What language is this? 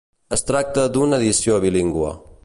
Catalan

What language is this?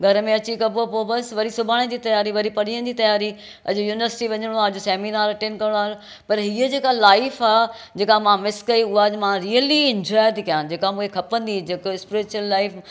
Sindhi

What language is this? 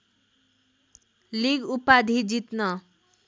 Nepali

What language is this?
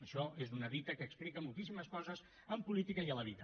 Catalan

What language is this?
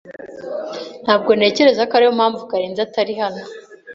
Kinyarwanda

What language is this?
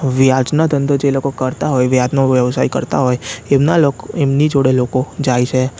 Gujarati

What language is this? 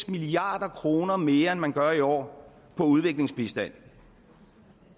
Danish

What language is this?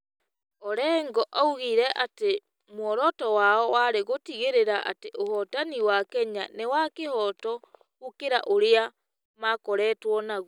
Kikuyu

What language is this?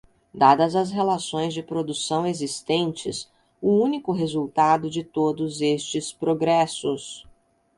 Portuguese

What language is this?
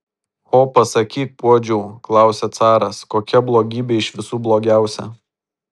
Lithuanian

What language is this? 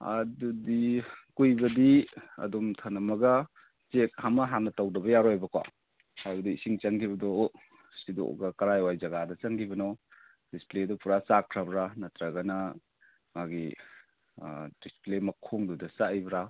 Manipuri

